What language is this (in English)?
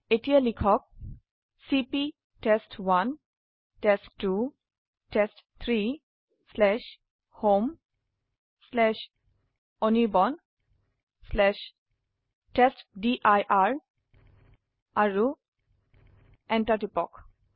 Assamese